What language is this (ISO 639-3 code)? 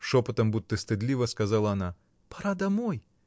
rus